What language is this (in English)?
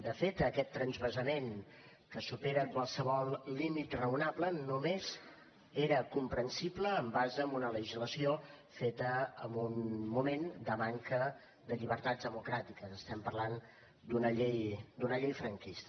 Catalan